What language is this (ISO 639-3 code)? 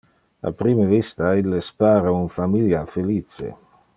ina